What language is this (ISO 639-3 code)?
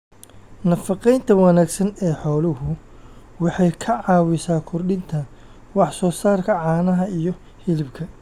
som